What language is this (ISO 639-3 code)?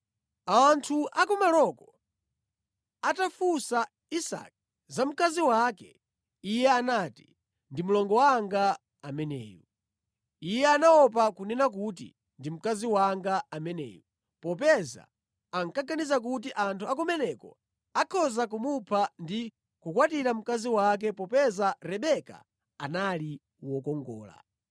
nya